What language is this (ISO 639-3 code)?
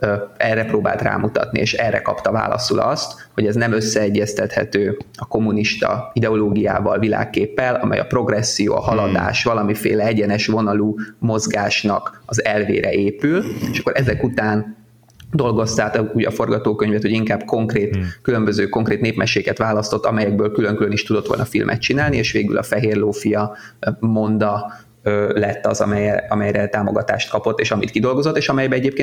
hun